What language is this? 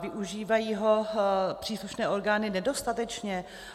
Czech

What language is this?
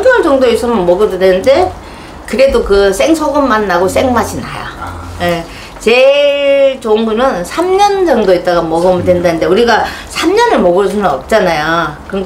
Korean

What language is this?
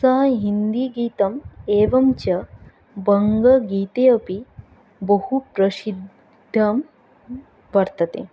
Sanskrit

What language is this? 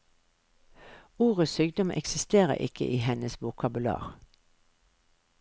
Norwegian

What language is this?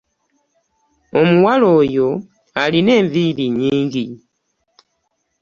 Ganda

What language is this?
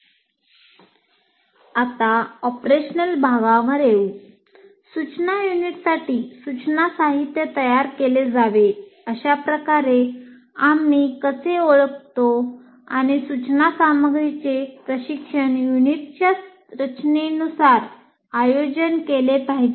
Marathi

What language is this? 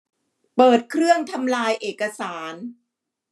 Thai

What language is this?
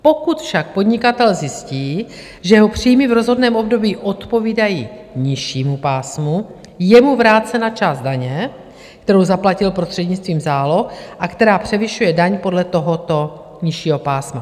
Czech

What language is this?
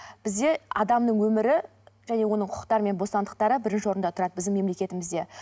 Kazakh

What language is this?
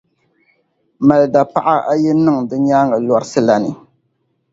Dagbani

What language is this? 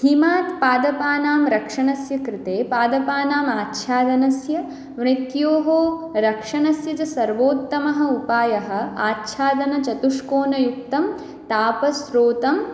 Sanskrit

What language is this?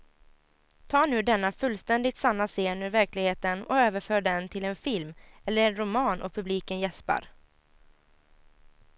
Swedish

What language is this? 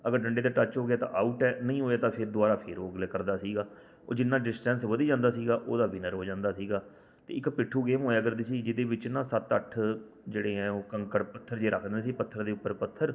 Punjabi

